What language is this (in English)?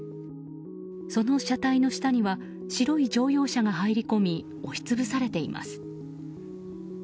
Japanese